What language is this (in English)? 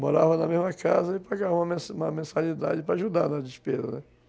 Portuguese